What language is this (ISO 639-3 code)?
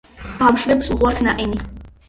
kat